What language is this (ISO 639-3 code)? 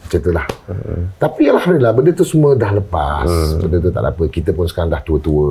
msa